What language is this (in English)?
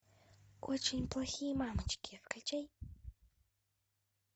Russian